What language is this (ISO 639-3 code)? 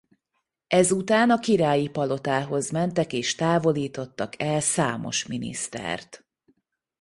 hun